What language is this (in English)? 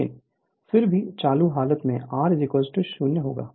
Hindi